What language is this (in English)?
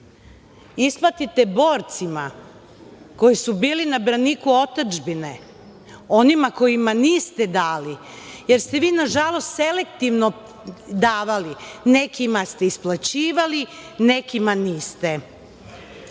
Serbian